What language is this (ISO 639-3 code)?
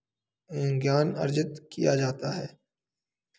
hin